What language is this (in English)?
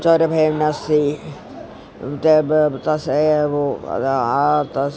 Sanskrit